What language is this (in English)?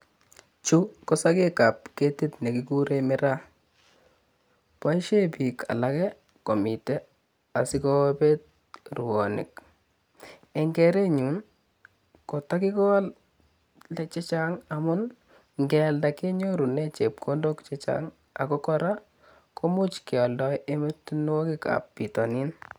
Kalenjin